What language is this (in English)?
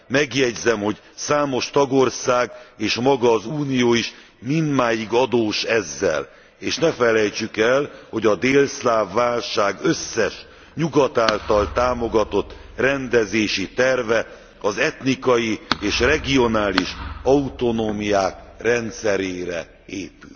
Hungarian